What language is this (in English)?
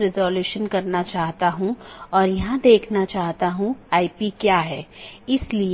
Hindi